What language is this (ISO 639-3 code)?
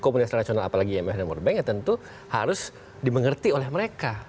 ind